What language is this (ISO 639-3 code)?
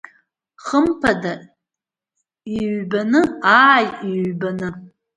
abk